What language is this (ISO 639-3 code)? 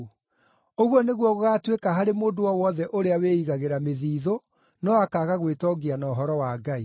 kik